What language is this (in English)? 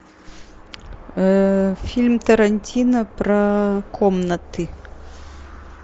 Russian